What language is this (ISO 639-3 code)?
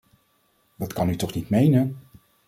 nld